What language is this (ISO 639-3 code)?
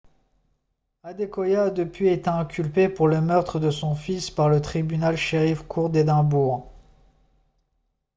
fra